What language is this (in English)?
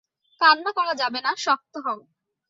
Bangla